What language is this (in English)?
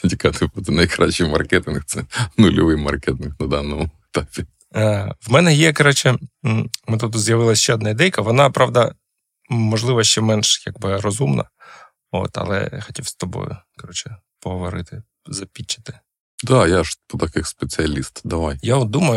Ukrainian